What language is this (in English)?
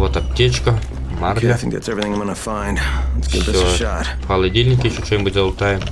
Russian